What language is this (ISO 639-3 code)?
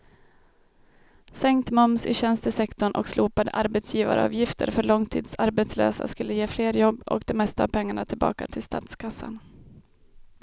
swe